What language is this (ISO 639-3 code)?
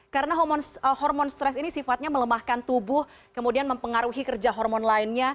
ind